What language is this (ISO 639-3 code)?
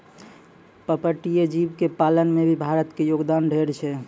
mai